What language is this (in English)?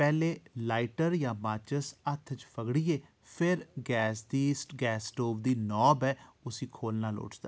Dogri